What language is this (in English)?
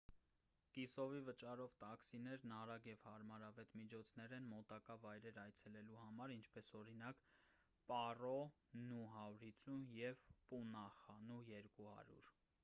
Armenian